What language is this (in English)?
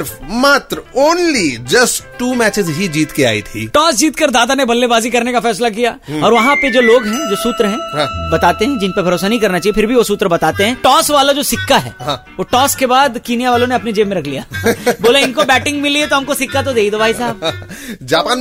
Hindi